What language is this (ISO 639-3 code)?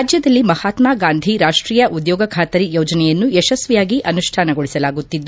kan